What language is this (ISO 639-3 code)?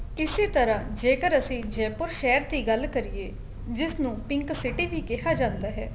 pan